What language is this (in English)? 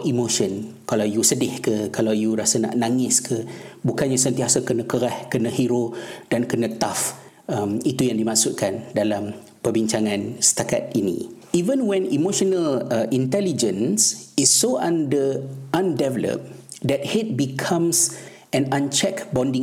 Malay